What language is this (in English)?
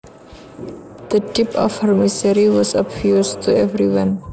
Javanese